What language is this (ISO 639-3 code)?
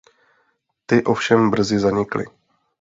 ces